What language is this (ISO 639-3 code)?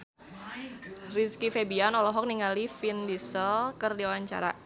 sun